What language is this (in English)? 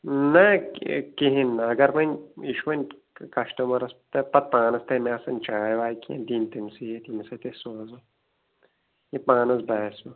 Kashmiri